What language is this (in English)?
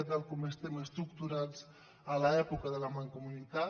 Catalan